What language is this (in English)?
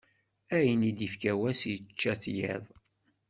Kabyle